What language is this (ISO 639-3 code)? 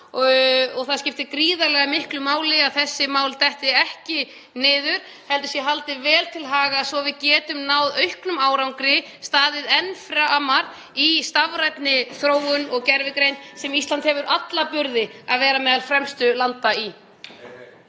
isl